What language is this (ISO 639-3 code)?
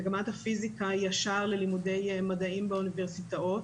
heb